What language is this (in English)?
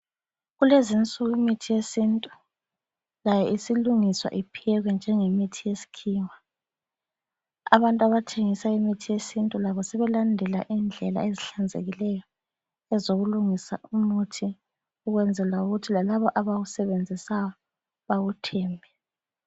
North Ndebele